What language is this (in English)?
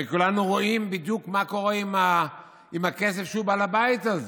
Hebrew